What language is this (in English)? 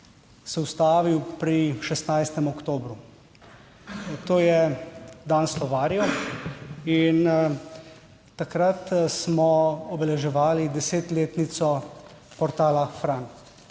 Slovenian